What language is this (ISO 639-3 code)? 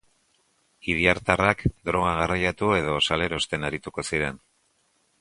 eus